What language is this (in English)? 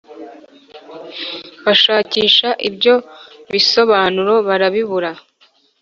Kinyarwanda